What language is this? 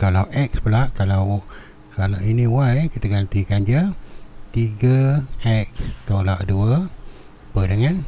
Malay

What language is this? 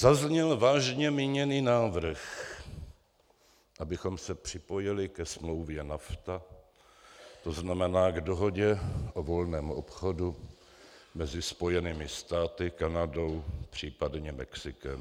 Czech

